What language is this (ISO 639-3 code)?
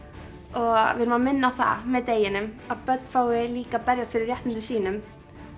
isl